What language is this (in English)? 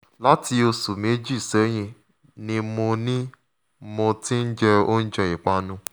Yoruba